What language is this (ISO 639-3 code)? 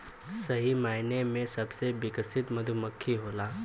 bho